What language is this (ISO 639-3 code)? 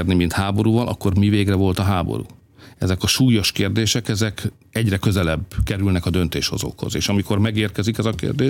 hun